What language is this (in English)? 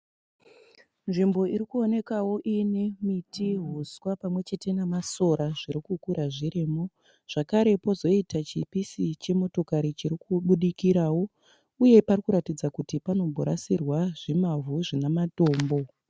Shona